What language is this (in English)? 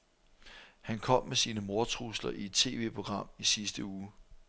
Danish